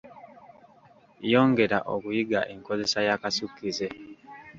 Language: Ganda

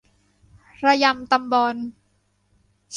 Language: Thai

